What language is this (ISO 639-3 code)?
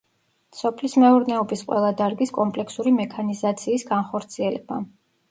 kat